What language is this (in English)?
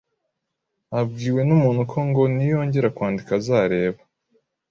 Kinyarwanda